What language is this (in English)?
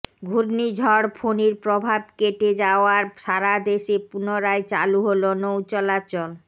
Bangla